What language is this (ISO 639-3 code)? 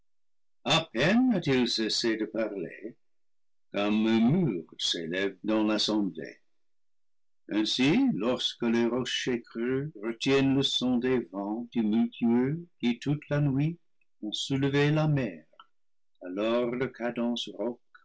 fra